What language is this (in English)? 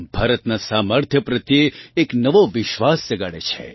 Gujarati